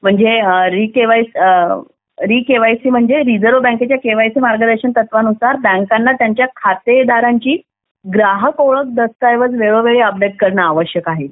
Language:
Marathi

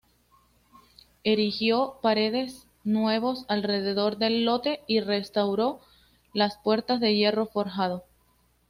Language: Spanish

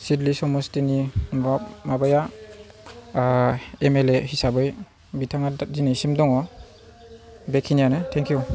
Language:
Bodo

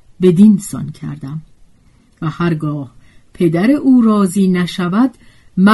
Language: Persian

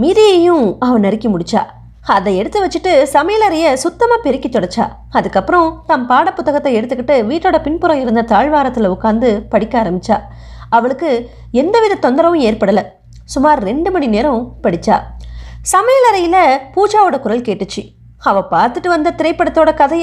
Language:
Indonesian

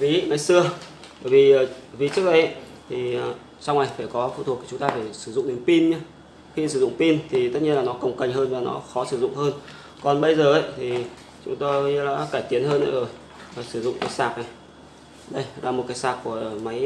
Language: Vietnamese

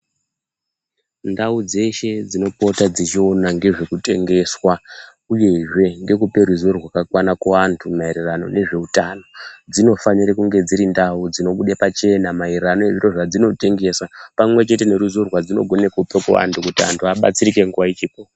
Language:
Ndau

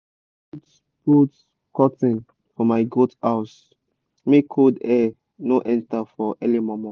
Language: Nigerian Pidgin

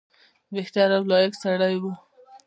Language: Pashto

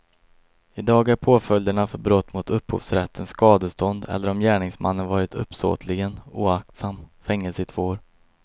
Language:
Swedish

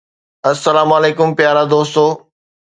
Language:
Sindhi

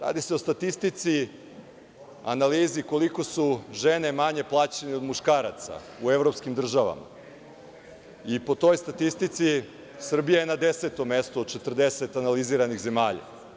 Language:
Serbian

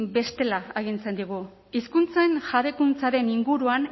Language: Basque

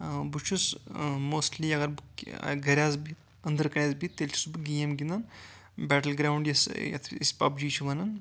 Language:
Kashmiri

